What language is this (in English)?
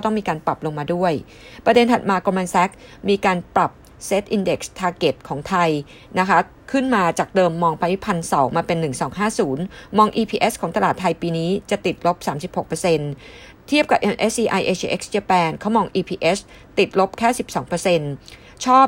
Thai